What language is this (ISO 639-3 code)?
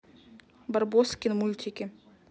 rus